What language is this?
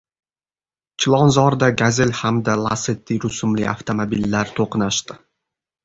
Uzbek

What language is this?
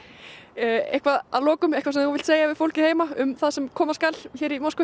Icelandic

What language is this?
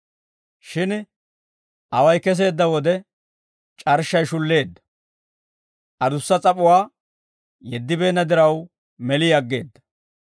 Dawro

